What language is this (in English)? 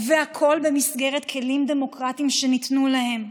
Hebrew